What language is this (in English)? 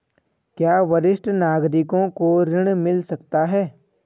Hindi